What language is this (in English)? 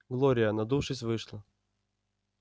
Russian